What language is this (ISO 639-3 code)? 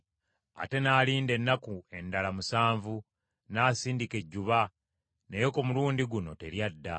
lug